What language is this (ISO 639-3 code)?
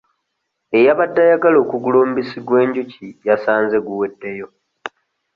lug